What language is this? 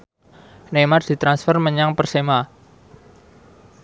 Javanese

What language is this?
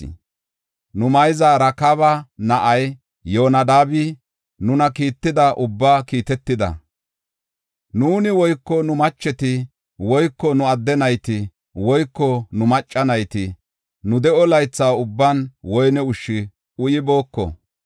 Gofa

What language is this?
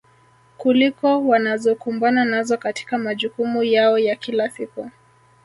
Swahili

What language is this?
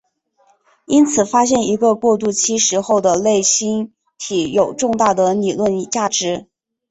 Chinese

